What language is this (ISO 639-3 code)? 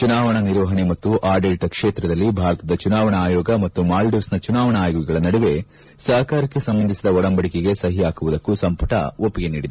kan